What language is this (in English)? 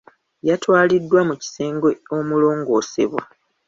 Ganda